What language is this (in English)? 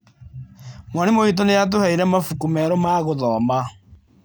Kikuyu